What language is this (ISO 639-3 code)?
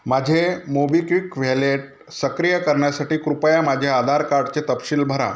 mar